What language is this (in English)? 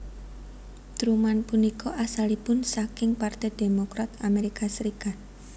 Javanese